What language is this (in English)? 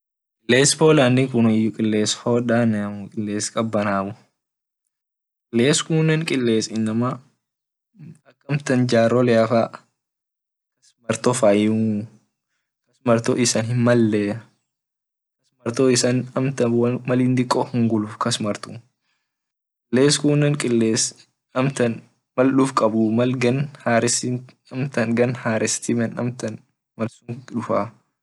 Orma